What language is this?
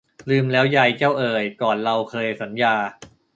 Thai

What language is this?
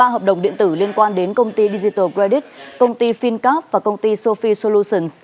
Vietnamese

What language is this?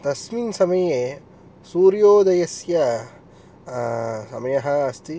Sanskrit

